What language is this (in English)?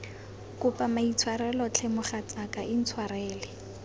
Tswana